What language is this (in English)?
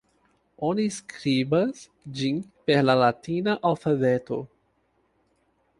Esperanto